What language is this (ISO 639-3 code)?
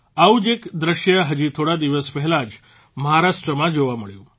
guj